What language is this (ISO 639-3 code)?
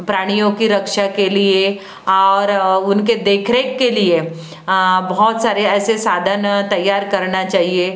hin